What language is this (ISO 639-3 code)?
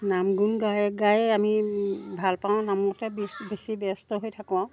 asm